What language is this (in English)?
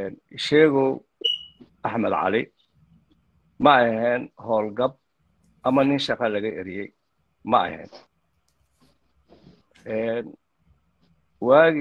Arabic